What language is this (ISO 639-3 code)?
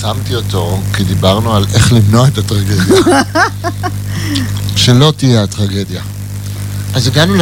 heb